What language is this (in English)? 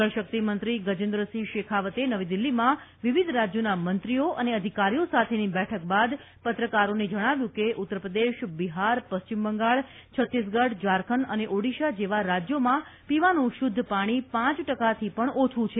Gujarati